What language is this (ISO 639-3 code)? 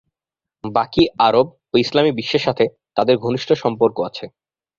ben